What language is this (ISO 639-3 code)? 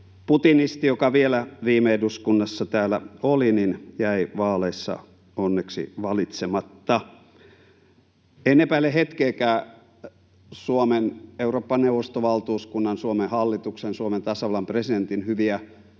fin